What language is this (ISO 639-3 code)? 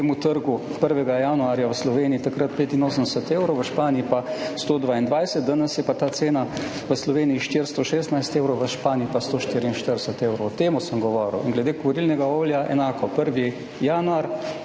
slv